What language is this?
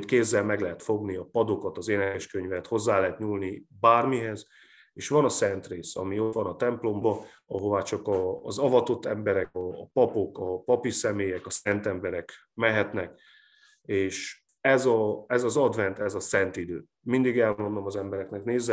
Hungarian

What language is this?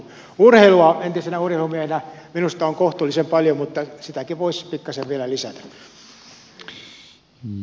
Finnish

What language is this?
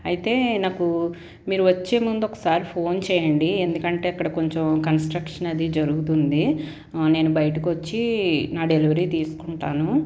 Telugu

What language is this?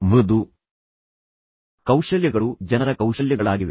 Kannada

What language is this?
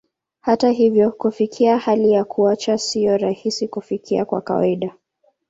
Swahili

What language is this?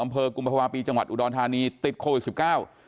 Thai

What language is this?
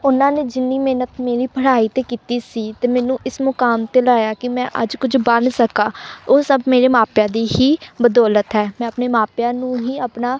Punjabi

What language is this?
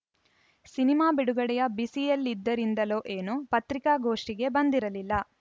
Kannada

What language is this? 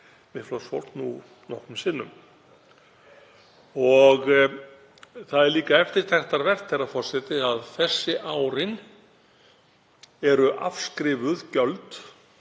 Icelandic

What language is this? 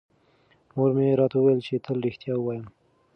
Pashto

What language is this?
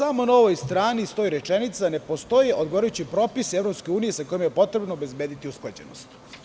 Serbian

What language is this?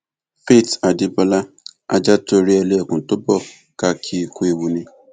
Yoruba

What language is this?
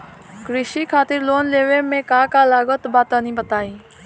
Bhojpuri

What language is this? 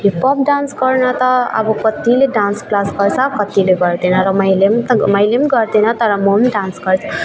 Nepali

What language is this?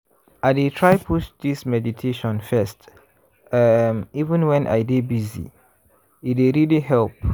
Nigerian Pidgin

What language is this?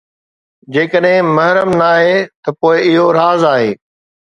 Sindhi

